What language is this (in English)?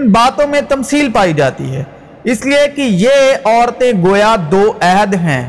Urdu